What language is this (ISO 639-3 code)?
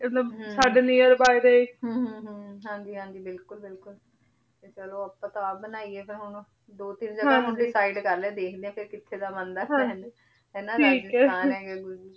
pan